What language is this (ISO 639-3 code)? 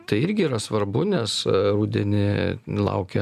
lit